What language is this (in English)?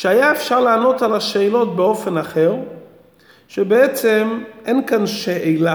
Hebrew